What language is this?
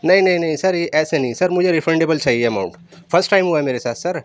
Urdu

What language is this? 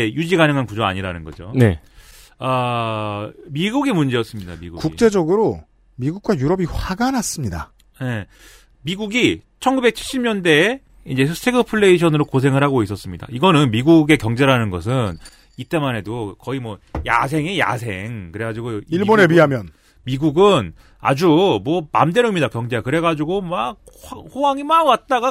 Korean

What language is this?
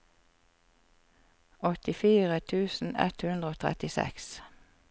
Norwegian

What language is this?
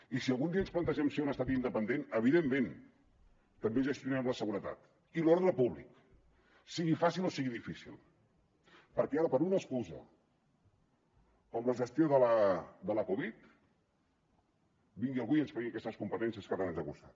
Catalan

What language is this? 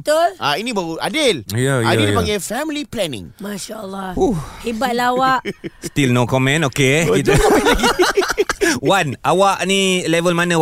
Malay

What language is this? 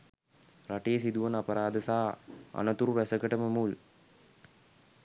Sinhala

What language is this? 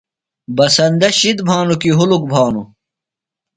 Phalura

